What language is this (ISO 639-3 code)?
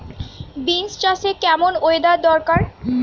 ben